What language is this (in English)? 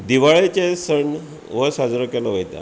Konkani